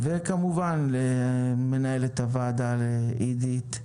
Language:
Hebrew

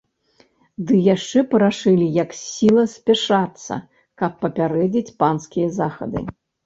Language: Belarusian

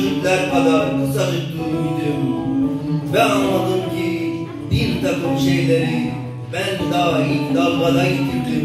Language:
Turkish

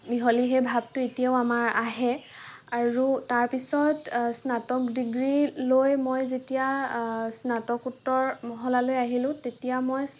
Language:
Assamese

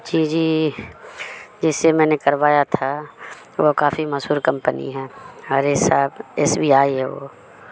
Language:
Urdu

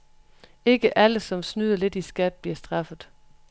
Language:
Danish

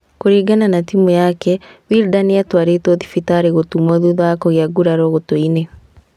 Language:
Kikuyu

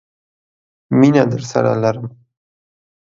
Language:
Pashto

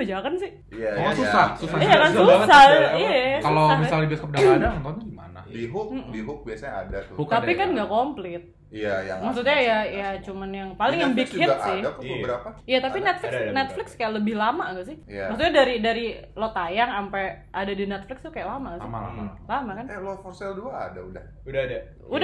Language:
Indonesian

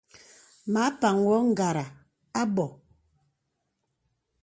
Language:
Bebele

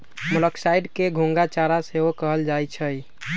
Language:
Magahi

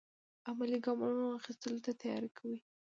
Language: Pashto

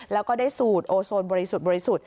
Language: Thai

